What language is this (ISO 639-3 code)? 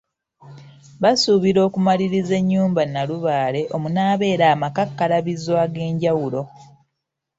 lug